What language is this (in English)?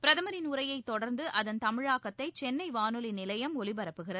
Tamil